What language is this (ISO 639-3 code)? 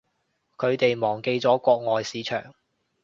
yue